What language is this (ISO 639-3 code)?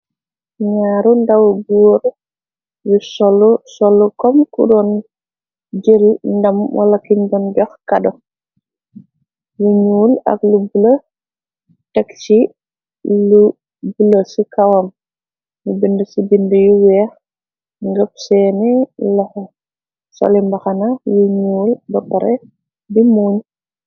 wol